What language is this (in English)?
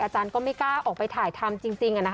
Thai